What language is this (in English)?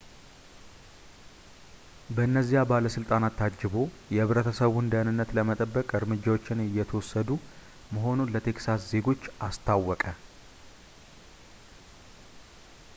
Amharic